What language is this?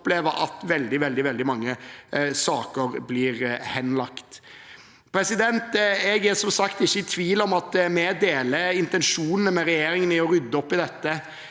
Norwegian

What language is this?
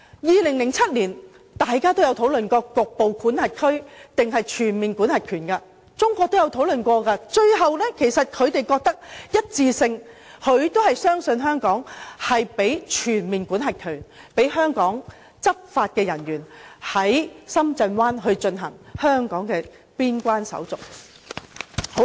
Cantonese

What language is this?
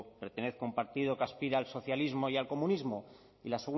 Spanish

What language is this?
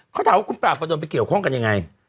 Thai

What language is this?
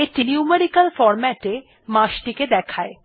Bangla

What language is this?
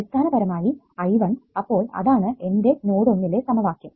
Malayalam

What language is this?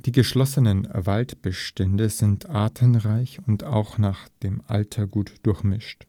German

